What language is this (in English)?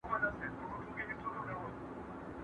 Pashto